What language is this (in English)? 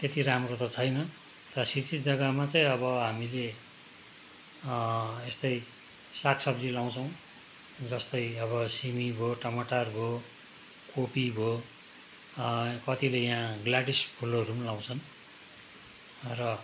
Nepali